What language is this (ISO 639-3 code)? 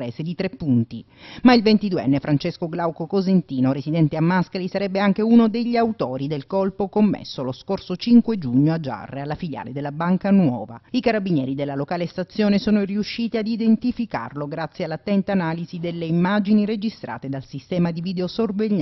ita